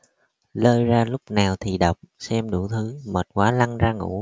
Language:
Vietnamese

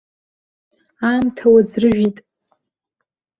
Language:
Abkhazian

